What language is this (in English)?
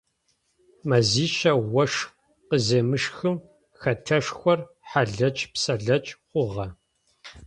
Adyghe